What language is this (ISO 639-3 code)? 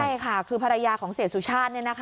tha